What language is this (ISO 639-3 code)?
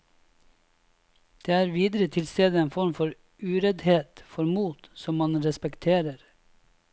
nor